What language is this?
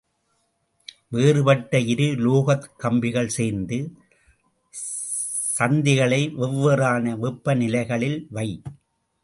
Tamil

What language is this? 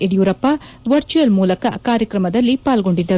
Kannada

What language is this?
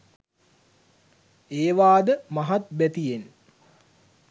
Sinhala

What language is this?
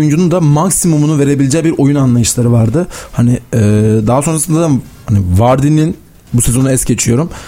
Turkish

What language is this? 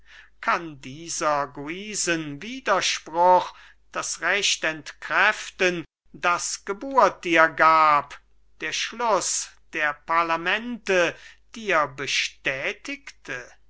German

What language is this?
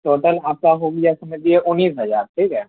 Urdu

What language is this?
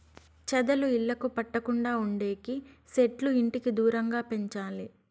Telugu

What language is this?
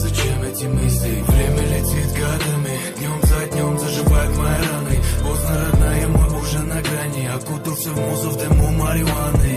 Russian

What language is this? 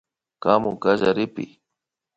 Imbabura Highland Quichua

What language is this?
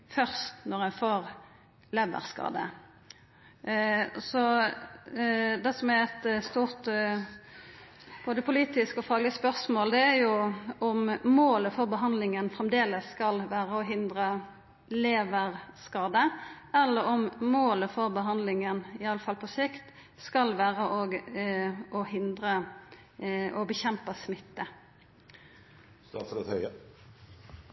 Norwegian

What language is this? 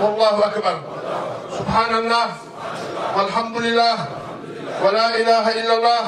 Arabic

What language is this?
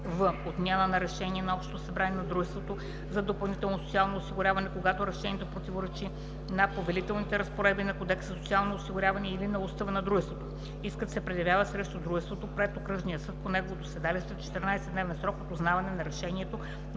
Bulgarian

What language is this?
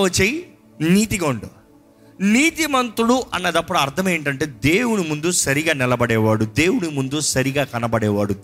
Telugu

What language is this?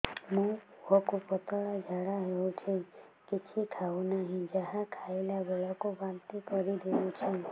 Odia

